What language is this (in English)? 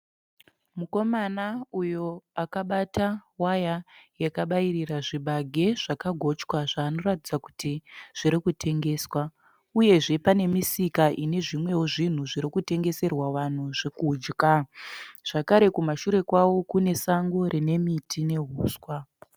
Shona